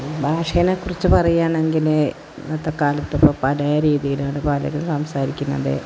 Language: Malayalam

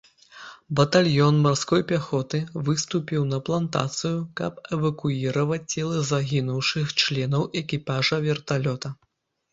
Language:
Belarusian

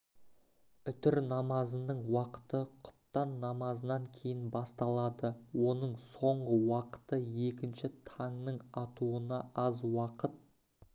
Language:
Kazakh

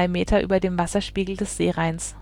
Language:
German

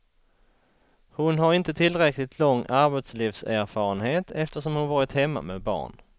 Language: Swedish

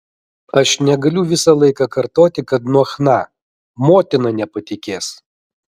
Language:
Lithuanian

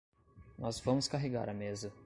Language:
Portuguese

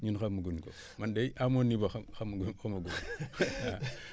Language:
Wolof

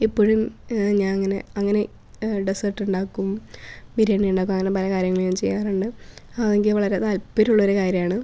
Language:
Malayalam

